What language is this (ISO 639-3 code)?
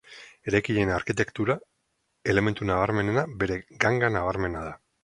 eus